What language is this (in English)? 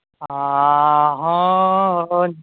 Santali